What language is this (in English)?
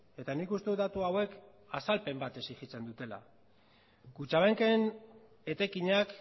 Basque